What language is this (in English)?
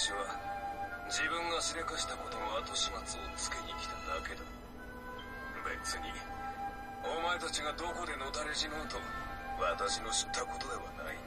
Japanese